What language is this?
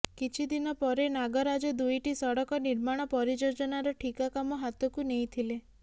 Odia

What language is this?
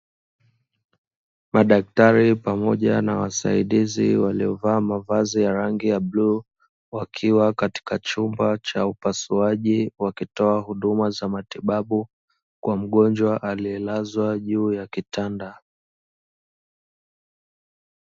Swahili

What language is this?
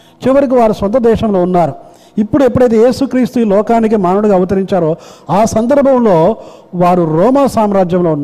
Telugu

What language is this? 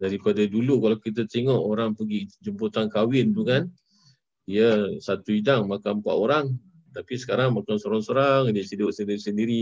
Malay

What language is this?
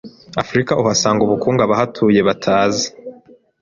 Kinyarwanda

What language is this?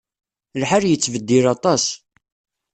Kabyle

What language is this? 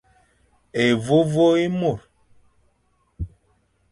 Fang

